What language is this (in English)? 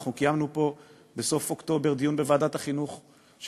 Hebrew